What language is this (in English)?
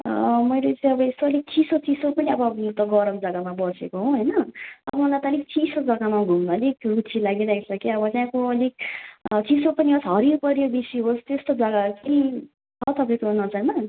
Nepali